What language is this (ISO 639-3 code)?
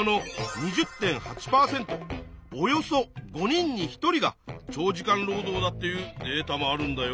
jpn